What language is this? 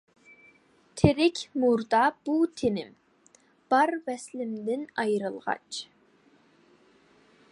Uyghur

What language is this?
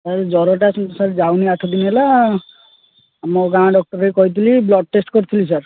Odia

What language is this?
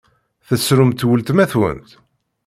Kabyle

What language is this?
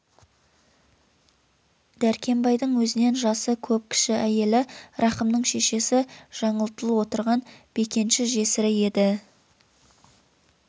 Kazakh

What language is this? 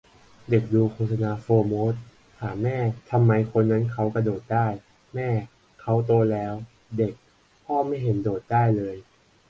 Thai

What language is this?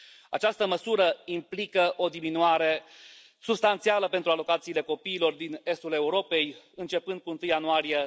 Romanian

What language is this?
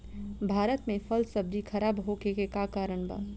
Bhojpuri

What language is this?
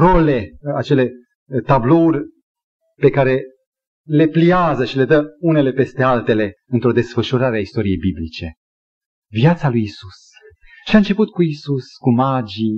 Romanian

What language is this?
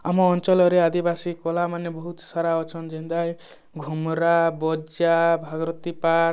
Odia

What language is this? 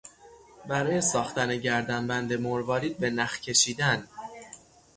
Persian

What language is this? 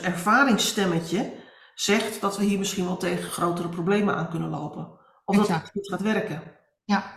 Dutch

